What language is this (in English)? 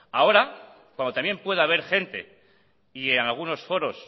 Spanish